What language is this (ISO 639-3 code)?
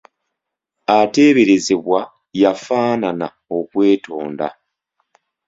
lug